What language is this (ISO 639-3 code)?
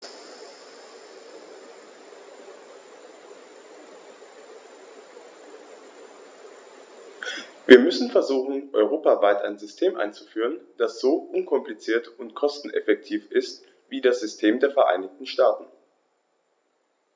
deu